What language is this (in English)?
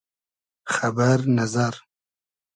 Hazaragi